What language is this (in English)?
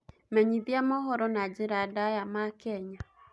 Kikuyu